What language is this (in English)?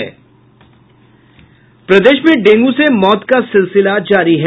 Hindi